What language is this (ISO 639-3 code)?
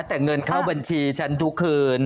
tha